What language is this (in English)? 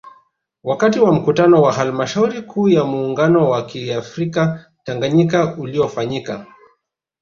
Swahili